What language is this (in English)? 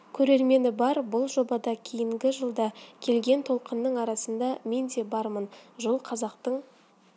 Kazakh